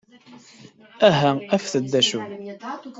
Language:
Kabyle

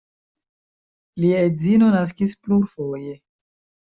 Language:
Esperanto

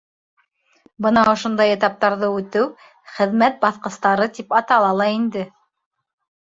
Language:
Bashkir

